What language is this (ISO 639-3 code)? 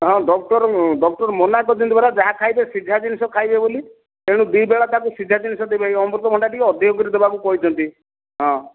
ori